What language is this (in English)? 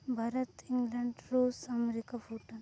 Santali